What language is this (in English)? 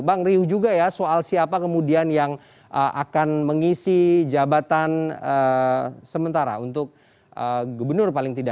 Indonesian